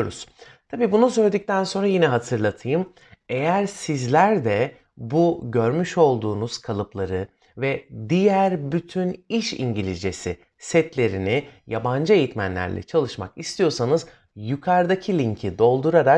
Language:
Turkish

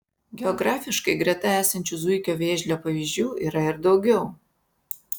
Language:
Lithuanian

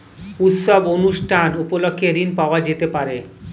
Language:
Bangla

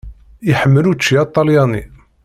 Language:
Kabyle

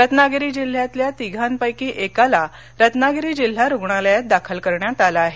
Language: Marathi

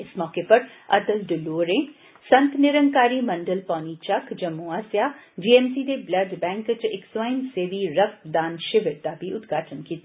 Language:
Dogri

